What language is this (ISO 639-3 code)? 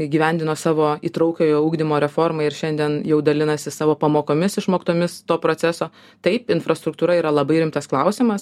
lit